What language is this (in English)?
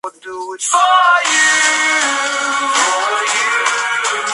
Spanish